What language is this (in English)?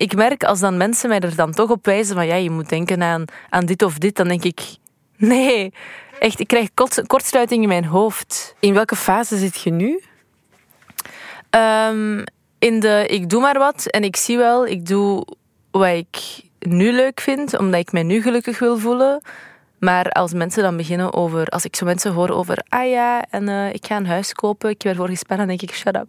Dutch